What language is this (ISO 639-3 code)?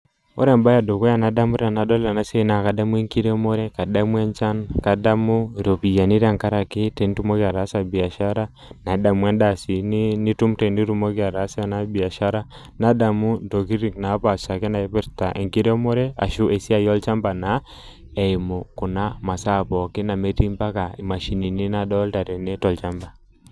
mas